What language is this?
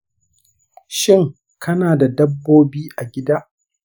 Hausa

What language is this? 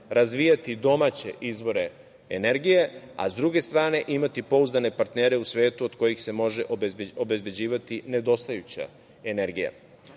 Serbian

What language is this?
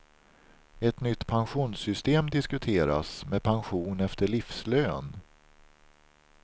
Swedish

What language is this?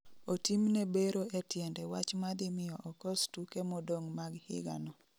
Luo (Kenya and Tanzania)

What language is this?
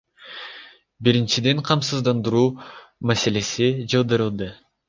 Kyrgyz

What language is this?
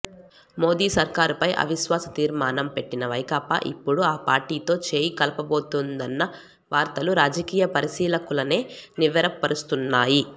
Telugu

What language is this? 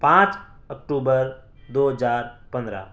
Urdu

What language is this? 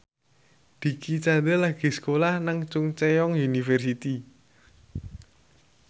Javanese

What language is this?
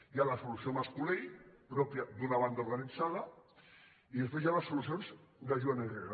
Catalan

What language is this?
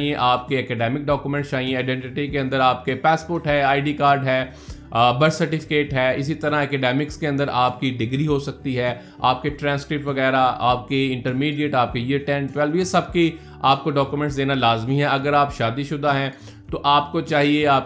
Urdu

